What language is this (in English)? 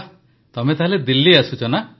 Odia